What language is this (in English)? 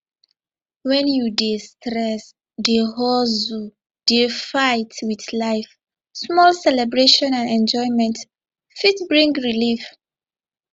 Nigerian Pidgin